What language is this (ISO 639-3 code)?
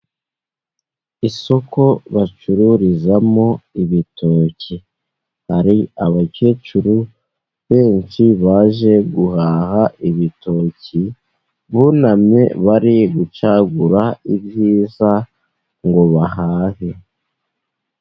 kin